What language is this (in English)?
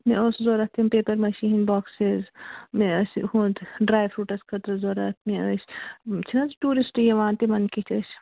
Kashmiri